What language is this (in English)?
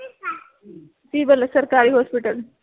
Punjabi